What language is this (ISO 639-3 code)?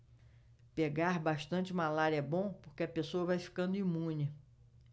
por